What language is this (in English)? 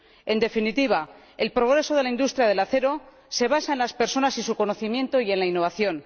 Spanish